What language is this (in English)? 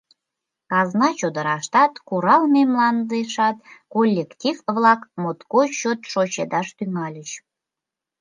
Mari